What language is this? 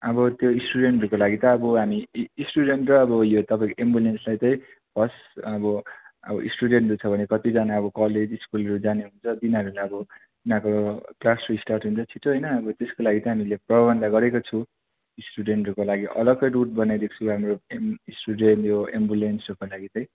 Nepali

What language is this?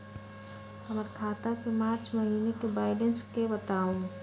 Magahi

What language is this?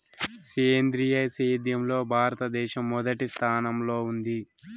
Telugu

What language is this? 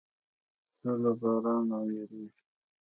Pashto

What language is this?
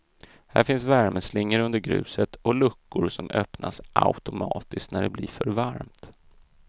Swedish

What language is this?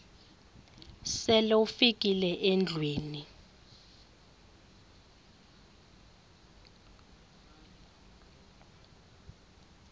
Xhosa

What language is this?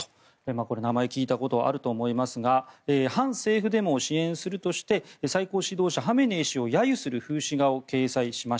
Japanese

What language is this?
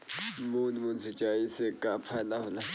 Bhojpuri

